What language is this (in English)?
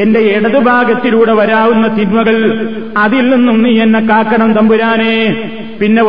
Malayalam